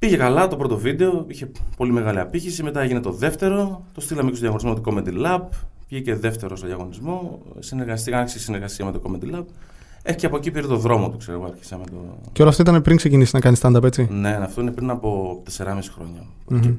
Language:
Greek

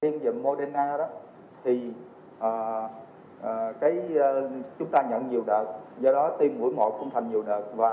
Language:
Vietnamese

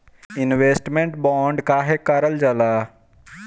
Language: Bhojpuri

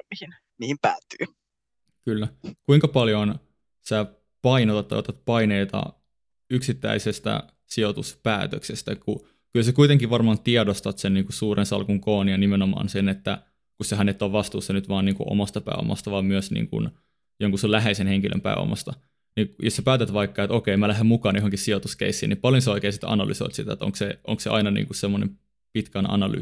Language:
Finnish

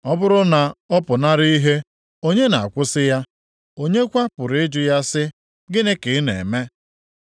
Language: Igbo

